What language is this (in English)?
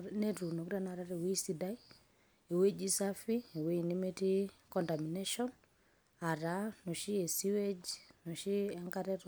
Masai